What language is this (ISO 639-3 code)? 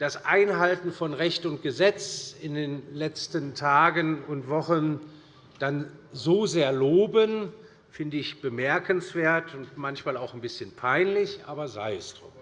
deu